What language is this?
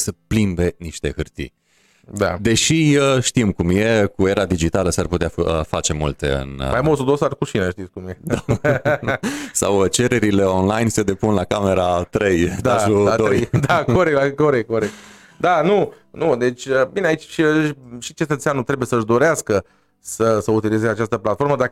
Romanian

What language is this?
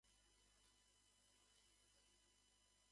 Japanese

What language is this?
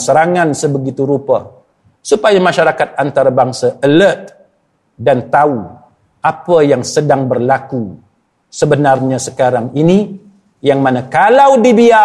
Malay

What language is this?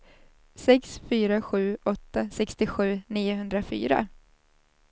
Swedish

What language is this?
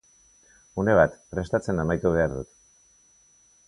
Basque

